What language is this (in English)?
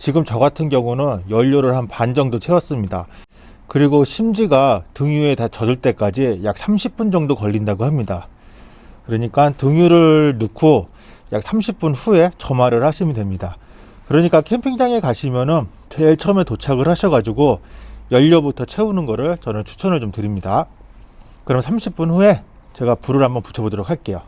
Korean